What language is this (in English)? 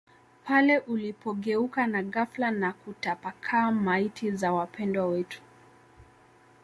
Swahili